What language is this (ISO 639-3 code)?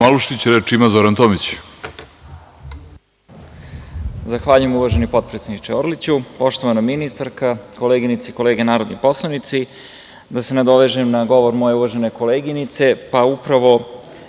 srp